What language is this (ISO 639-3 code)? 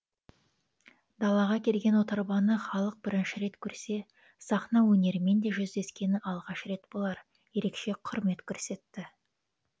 kaz